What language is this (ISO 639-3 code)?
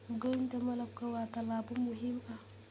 som